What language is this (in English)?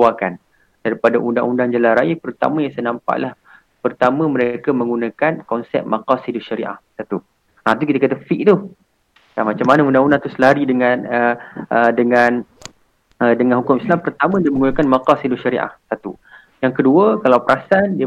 Malay